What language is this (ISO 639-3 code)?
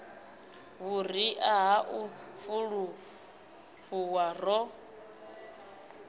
ven